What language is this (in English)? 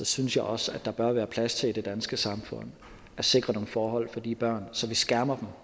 Danish